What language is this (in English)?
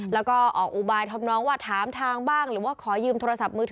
Thai